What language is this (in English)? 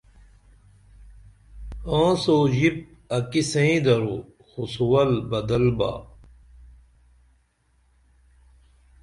Dameli